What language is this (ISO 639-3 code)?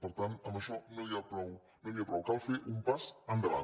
cat